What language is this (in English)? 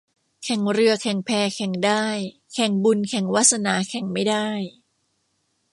Thai